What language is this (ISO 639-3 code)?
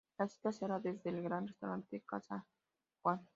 spa